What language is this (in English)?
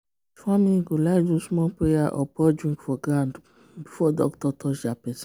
Nigerian Pidgin